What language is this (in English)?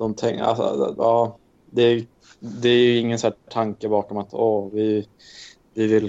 Swedish